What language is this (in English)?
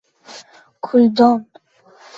Uzbek